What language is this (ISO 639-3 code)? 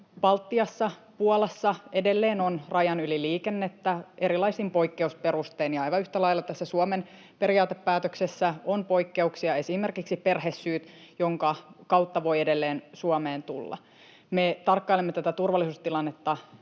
fin